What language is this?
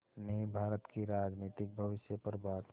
Hindi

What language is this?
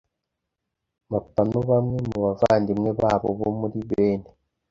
Kinyarwanda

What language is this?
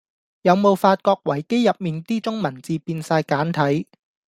Cantonese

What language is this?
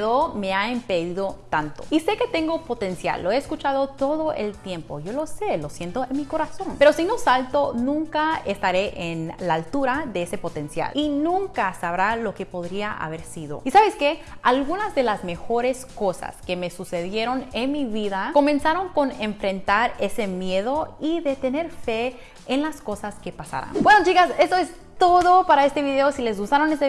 Spanish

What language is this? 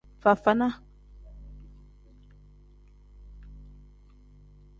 Tem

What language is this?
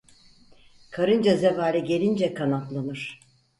Turkish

